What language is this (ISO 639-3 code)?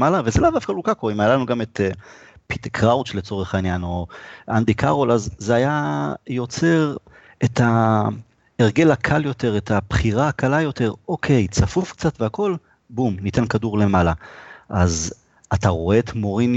heb